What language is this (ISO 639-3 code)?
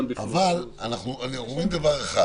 heb